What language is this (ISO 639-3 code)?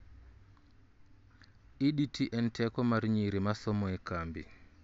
luo